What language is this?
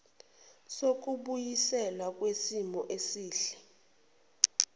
Zulu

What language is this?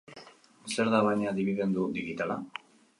Basque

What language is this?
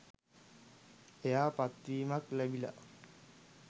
Sinhala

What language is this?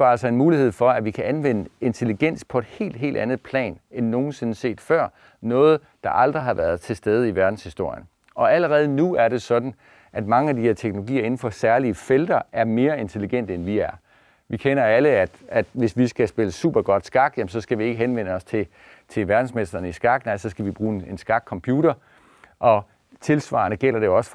Danish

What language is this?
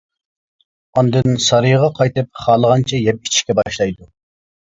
Uyghur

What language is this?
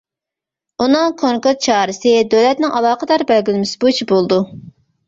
Uyghur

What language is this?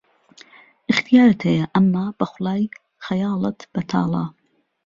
Central Kurdish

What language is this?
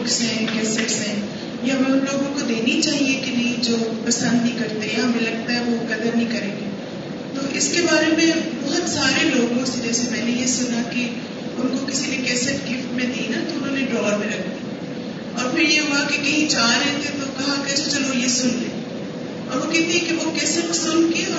Urdu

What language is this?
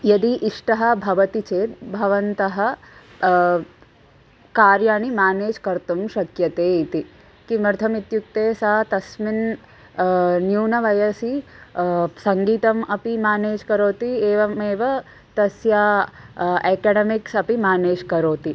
Sanskrit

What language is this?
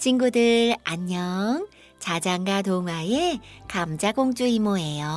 Korean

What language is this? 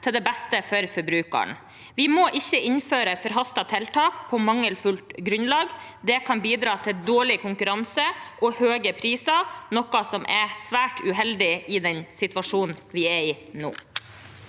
Norwegian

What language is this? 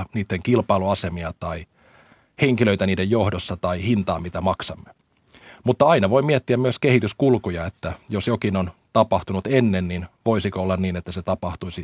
Finnish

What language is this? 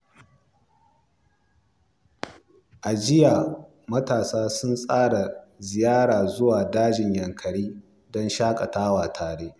Hausa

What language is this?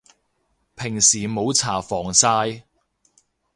Cantonese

